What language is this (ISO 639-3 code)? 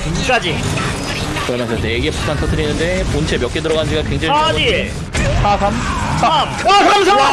kor